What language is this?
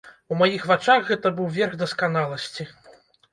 Belarusian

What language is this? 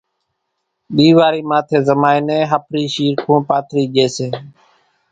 Kachi Koli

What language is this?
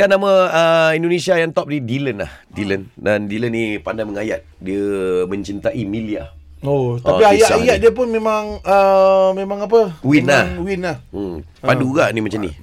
Malay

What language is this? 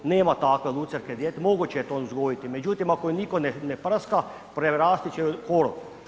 Croatian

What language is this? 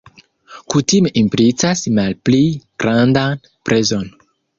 Esperanto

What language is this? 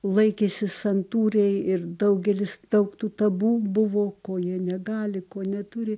Lithuanian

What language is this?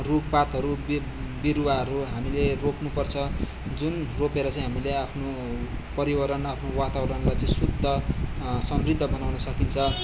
Nepali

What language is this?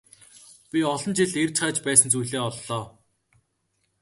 Mongolian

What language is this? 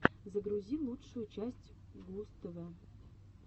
Russian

